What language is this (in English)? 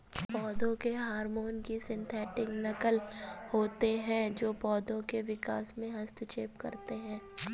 Hindi